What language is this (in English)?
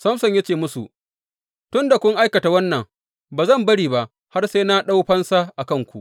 Hausa